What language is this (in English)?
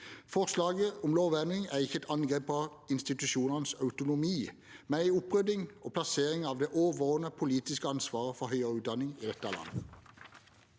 Norwegian